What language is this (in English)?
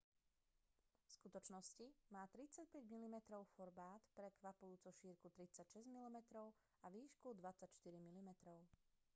Slovak